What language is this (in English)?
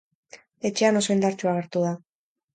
Basque